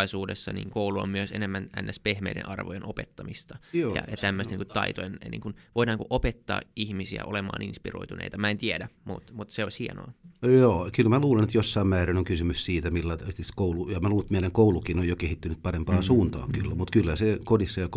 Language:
Finnish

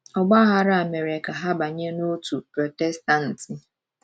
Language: Igbo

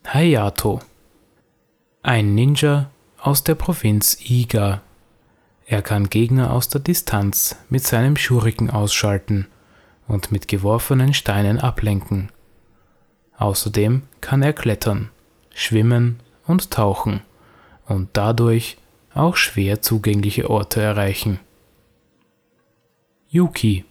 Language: German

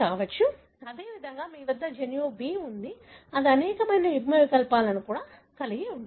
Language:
Telugu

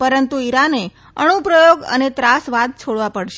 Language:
Gujarati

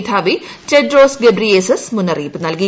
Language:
Malayalam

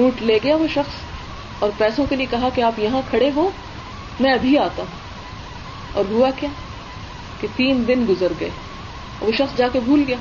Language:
Urdu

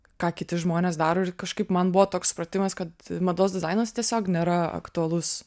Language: Lithuanian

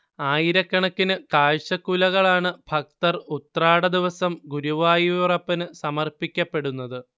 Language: Malayalam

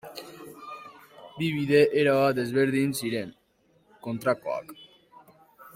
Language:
Basque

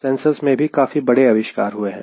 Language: Hindi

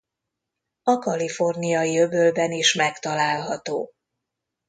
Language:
Hungarian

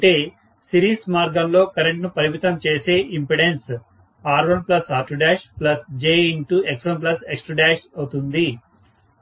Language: Telugu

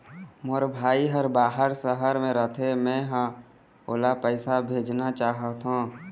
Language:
Chhattisgarhi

